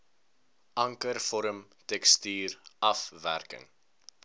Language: Afrikaans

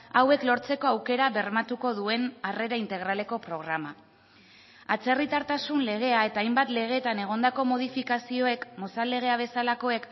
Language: Basque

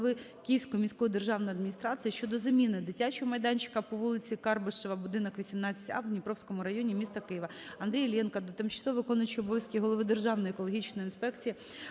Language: Ukrainian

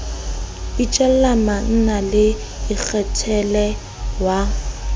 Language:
Southern Sotho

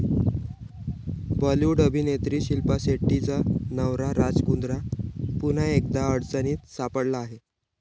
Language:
Marathi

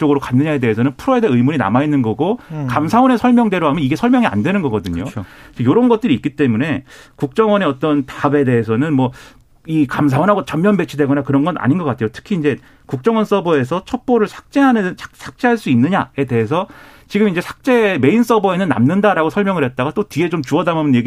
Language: Korean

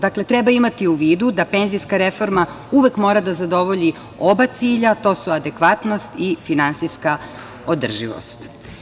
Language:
Serbian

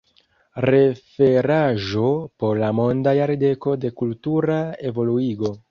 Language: Esperanto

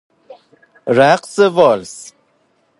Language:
Persian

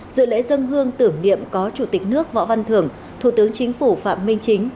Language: Vietnamese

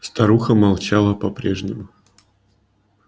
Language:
Russian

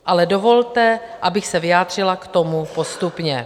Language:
Czech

